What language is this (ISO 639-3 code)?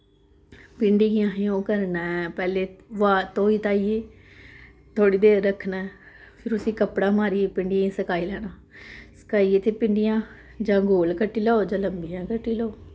doi